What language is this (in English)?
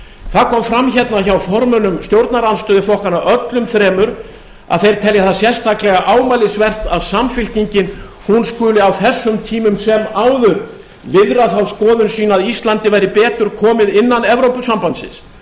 Icelandic